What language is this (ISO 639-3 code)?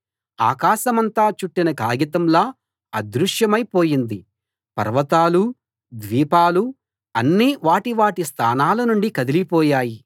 tel